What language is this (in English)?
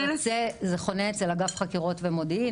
Hebrew